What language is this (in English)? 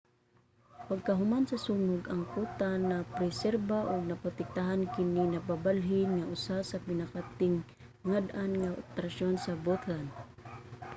Cebuano